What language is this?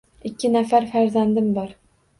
Uzbek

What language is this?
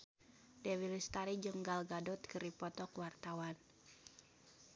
Sundanese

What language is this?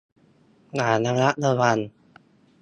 Thai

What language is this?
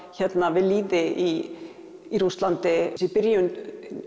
Icelandic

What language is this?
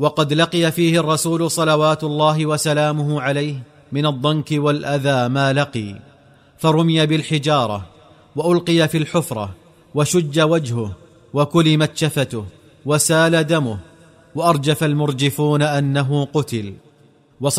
Arabic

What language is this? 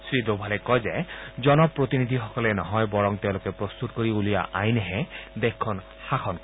Assamese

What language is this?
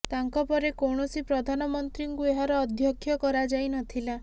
Odia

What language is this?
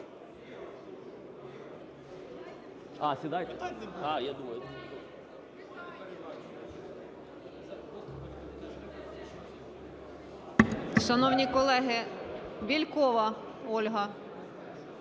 Ukrainian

